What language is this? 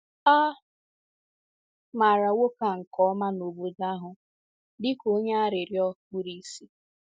Igbo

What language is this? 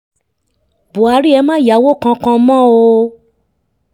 Yoruba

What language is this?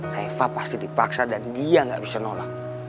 Indonesian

